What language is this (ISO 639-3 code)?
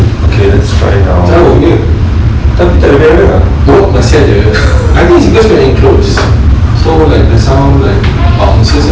eng